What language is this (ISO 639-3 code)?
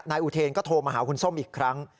tha